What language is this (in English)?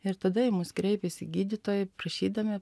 Lithuanian